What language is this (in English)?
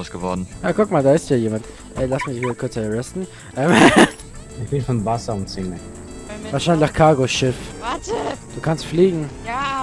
German